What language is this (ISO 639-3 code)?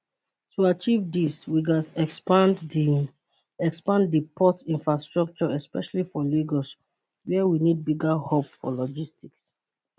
pcm